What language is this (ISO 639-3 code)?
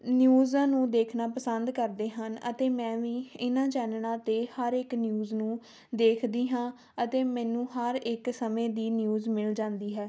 pan